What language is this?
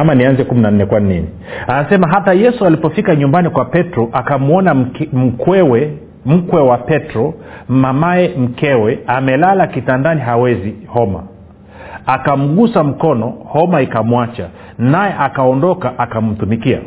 Swahili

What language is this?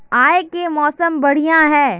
Magahi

